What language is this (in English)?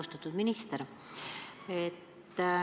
Estonian